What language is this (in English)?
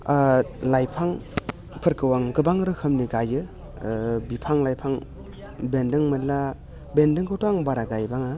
Bodo